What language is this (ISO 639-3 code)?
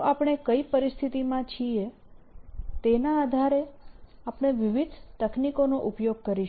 guj